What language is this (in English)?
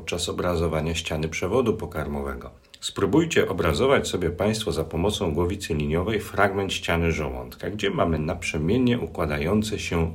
Polish